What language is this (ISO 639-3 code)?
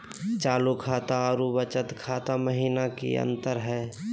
mag